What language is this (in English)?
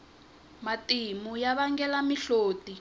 Tsonga